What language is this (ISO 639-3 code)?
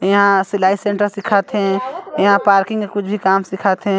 hne